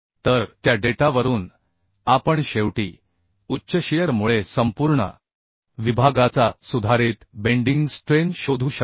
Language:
Marathi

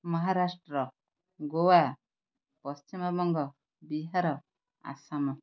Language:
Odia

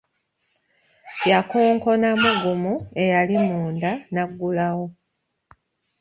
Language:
Ganda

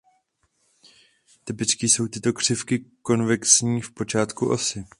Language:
Czech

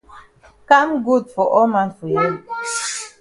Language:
Cameroon Pidgin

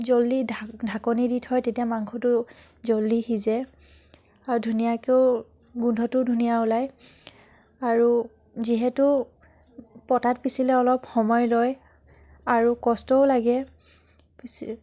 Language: Assamese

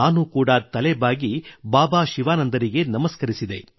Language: Kannada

